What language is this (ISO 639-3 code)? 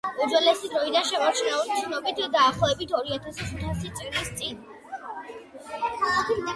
kat